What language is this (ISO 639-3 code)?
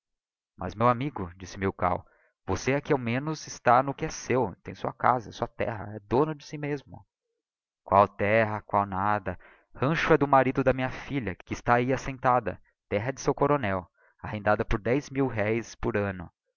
por